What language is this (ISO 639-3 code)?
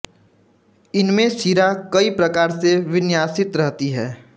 hin